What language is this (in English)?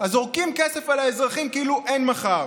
Hebrew